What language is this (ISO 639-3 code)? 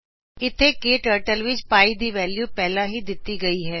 pan